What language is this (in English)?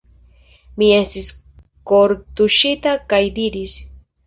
Esperanto